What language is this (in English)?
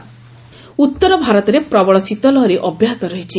Odia